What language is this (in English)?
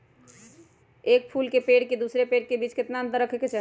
Magahi